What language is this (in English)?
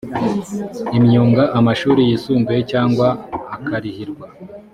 Kinyarwanda